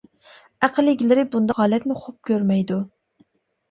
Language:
Uyghur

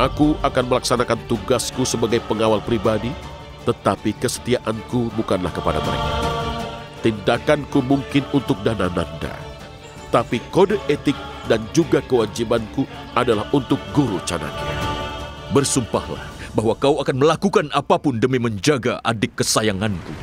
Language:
Indonesian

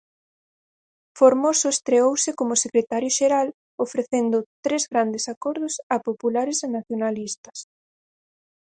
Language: Galician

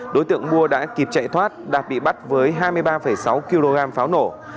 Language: Vietnamese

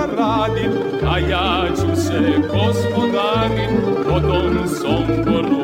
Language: Croatian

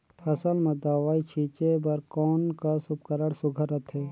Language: Chhattisgarhi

